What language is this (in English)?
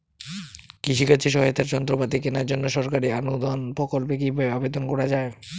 Bangla